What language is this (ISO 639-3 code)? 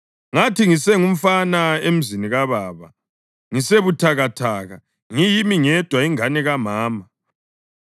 nde